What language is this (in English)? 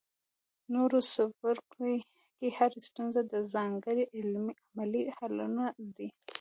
Pashto